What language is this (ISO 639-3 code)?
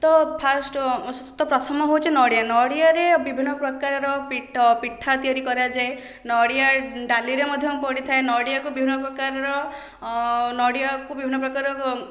ori